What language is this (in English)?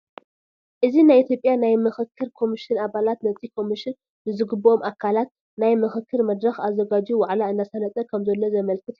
Tigrinya